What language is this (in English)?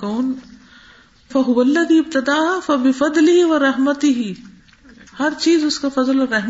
Urdu